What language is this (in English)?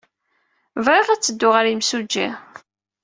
Kabyle